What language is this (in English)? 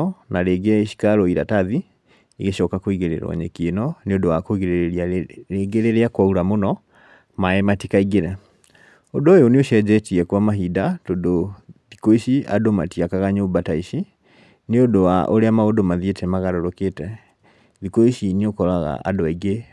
Kikuyu